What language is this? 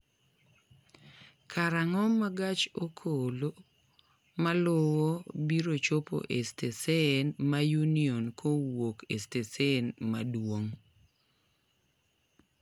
Luo (Kenya and Tanzania)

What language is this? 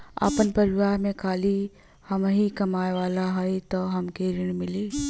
Bhojpuri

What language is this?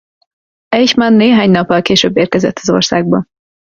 Hungarian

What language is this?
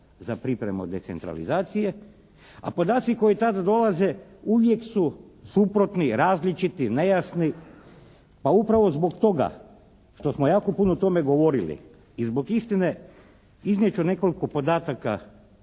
Croatian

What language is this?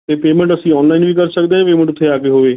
Punjabi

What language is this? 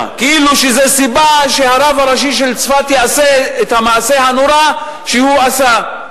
Hebrew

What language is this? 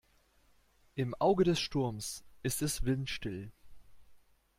German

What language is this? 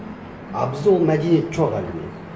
Kazakh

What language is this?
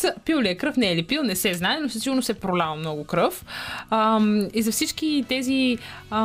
Bulgarian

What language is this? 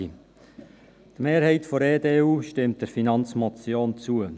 Swiss German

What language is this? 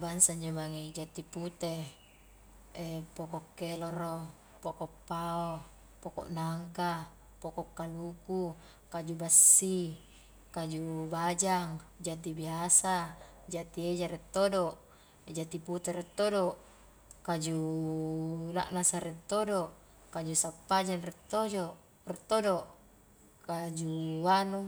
Highland Konjo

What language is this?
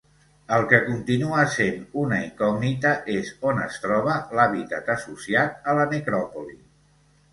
Catalan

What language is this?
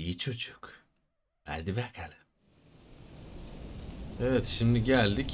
Turkish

